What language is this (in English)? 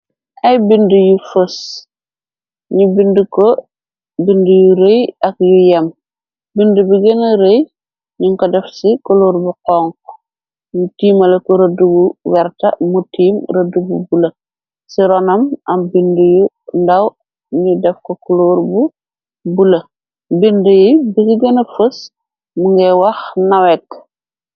Wolof